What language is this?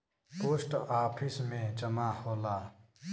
Bhojpuri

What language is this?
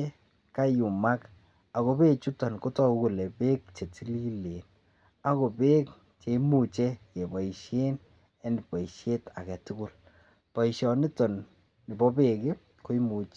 Kalenjin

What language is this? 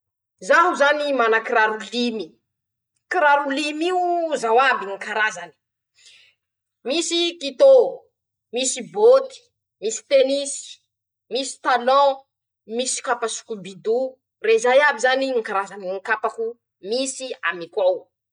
Masikoro Malagasy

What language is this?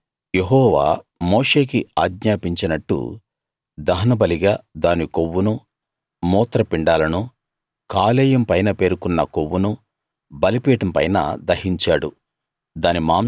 Telugu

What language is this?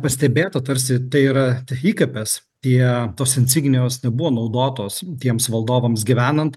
Lithuanian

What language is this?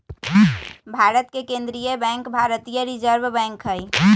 Magahi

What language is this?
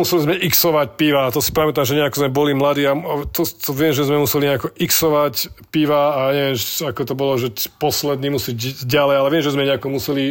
Slovak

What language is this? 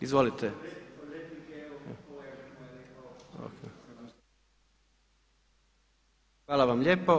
Croatian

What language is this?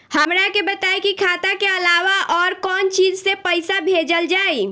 Bhojpuri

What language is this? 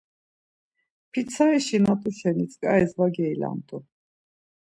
Laz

